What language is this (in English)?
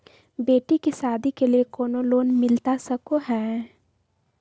Magahi